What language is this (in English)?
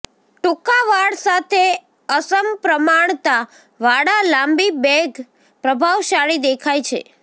Gujarati